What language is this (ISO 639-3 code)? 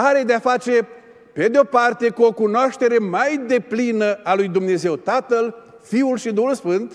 ron